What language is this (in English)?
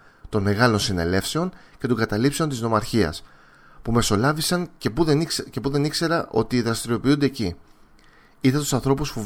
Greek